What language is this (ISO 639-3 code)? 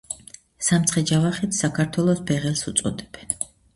kat